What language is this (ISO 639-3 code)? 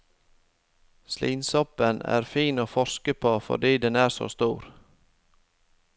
nor